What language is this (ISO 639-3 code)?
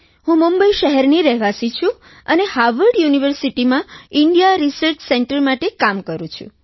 guj